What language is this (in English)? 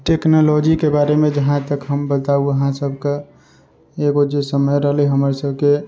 Maithili